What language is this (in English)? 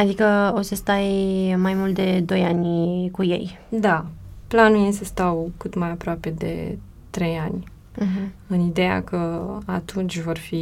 Romanian